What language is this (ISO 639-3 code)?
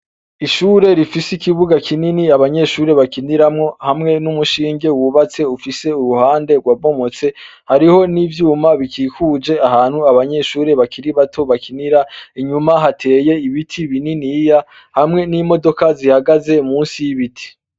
run